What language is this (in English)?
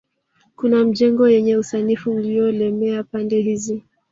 Swahili